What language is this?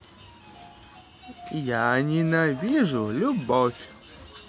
Russian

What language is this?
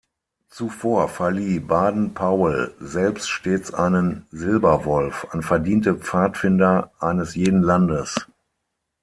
German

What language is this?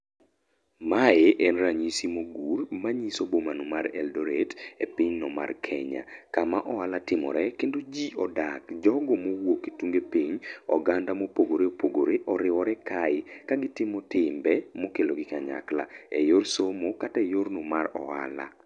Luo (Kenya and Tanzania)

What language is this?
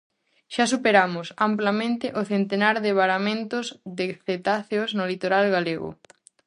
Galician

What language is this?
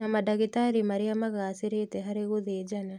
Kikuyu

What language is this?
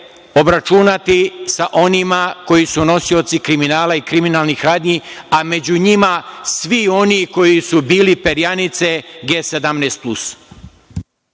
Serbian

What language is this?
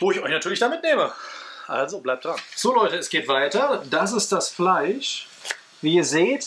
German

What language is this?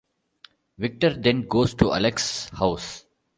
English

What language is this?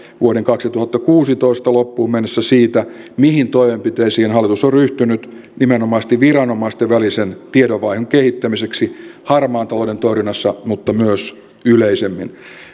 Finnish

